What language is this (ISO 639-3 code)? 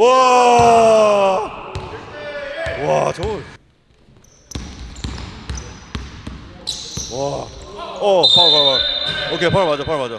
kor